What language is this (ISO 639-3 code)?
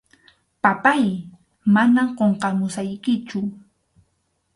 qxu